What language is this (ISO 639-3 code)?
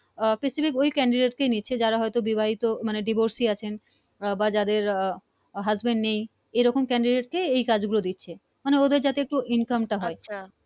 ben